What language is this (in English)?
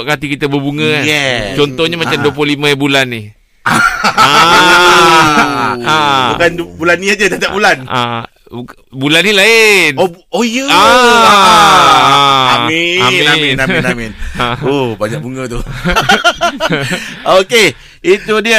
Malay